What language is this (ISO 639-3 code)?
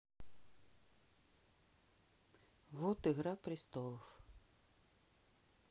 rus